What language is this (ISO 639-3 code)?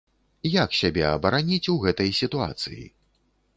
bel